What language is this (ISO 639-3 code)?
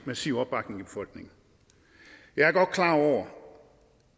dan